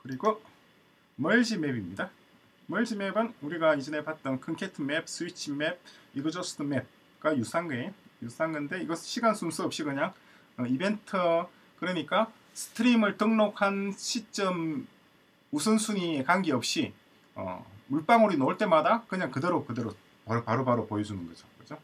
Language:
Korean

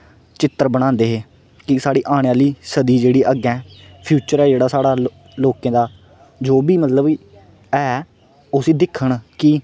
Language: Dogri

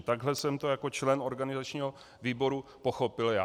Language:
Czech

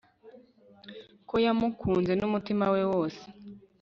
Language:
Kinyarwanda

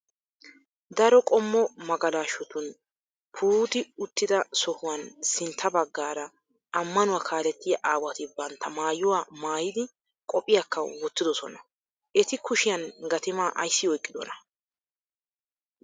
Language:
Wolaytta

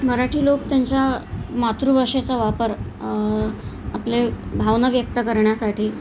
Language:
Marathi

